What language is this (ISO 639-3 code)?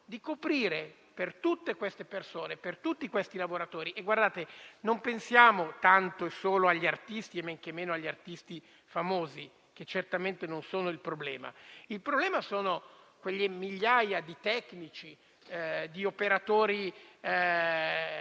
ita